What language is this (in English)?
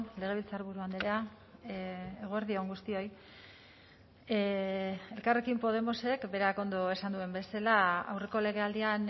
Basque